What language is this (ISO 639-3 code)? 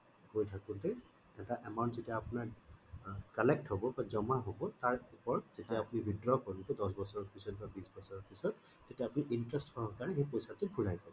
asm